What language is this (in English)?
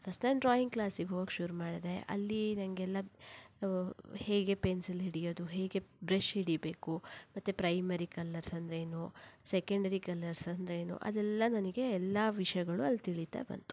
Kannada